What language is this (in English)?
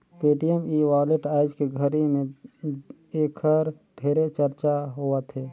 Chhattisgarhi